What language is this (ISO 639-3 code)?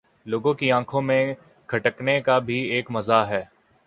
urd